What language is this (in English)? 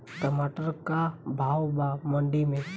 Bhojpuri